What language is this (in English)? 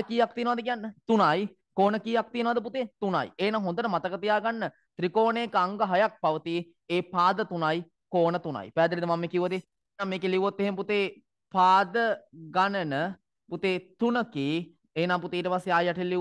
Indonesian